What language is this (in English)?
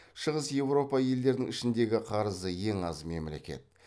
Kazakh